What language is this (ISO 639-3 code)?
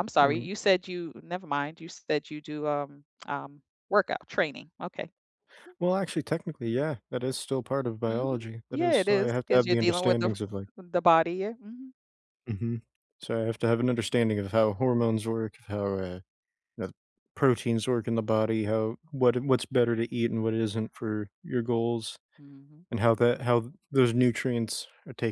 eng